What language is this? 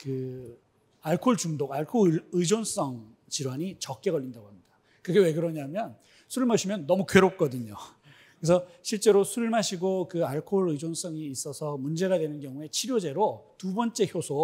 Korean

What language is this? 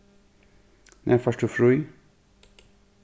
Faroese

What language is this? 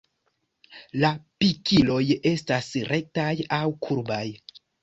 Esperanto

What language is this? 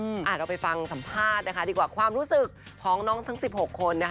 Thai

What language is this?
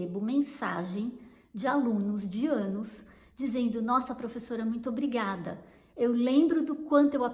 Portuguese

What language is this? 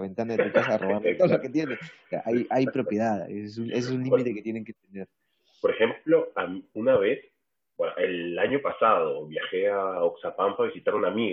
Spanish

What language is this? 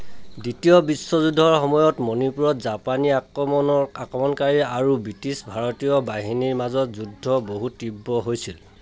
Assamese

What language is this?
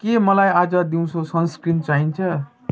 Nepali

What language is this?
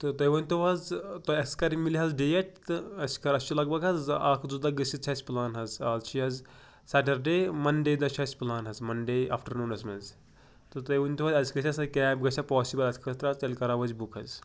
Kashmiri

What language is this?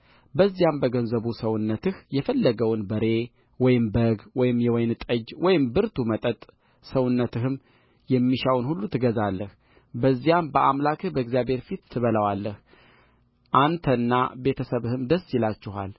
Amharic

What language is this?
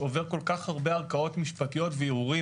Hebrew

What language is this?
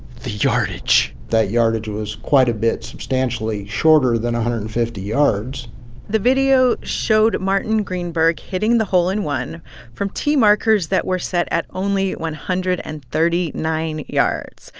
English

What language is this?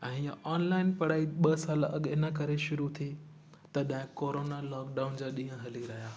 Sindhi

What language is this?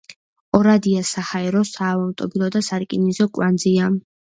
Georgian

